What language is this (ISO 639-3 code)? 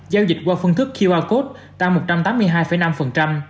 vie